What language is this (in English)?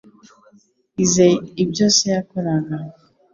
Kinyarwanda